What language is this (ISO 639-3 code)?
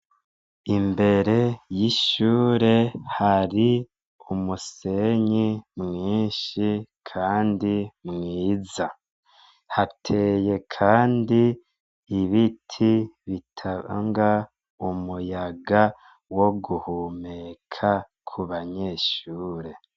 run